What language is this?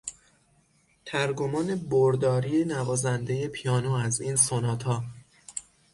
Persian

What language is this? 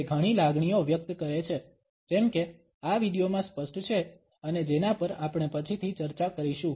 Gujarati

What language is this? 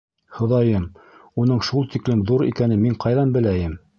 Bashkir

